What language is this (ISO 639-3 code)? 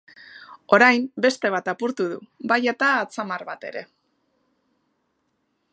eus